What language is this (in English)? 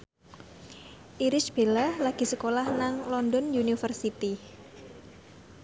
Javanese